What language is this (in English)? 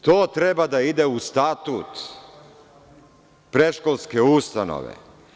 Serbian